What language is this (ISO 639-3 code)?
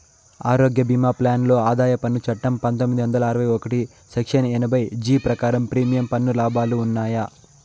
tel